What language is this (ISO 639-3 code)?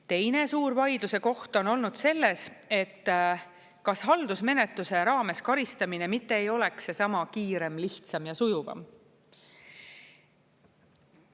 est